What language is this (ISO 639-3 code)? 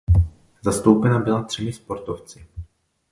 ces